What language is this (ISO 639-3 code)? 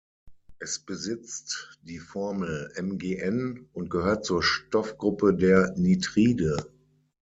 deu